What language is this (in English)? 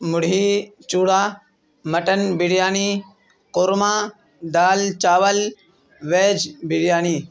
Urdu